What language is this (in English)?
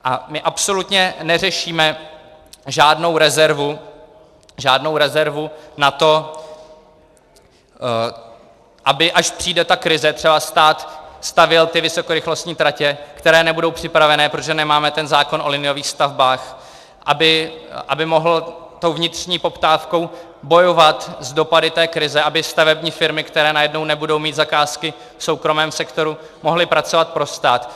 Czech